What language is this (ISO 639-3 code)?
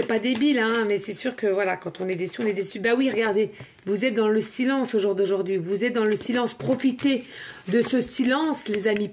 fra